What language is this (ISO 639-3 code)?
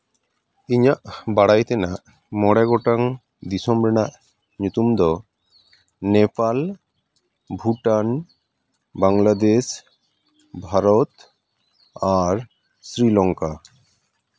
sat